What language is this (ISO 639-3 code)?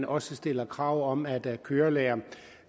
dan